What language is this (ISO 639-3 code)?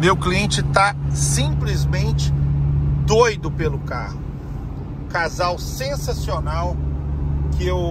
por